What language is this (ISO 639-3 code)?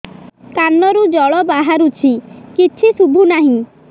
ori